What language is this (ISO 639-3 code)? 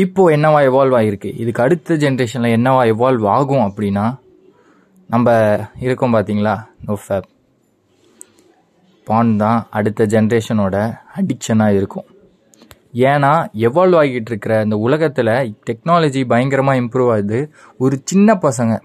tam